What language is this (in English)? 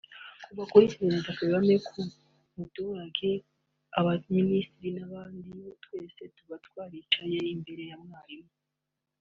Kinyarwanda